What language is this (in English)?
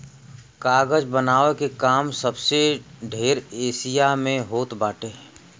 Bhojpuri